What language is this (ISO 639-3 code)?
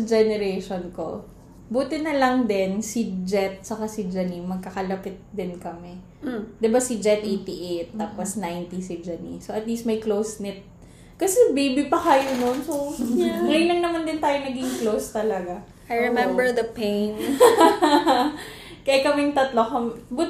fil